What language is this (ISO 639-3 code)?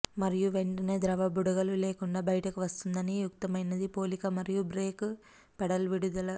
tel